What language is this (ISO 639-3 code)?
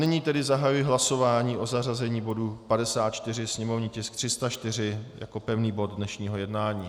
ces